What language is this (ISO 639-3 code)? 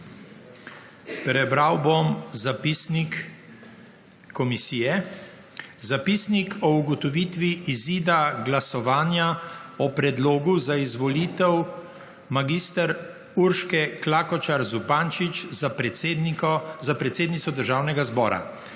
slv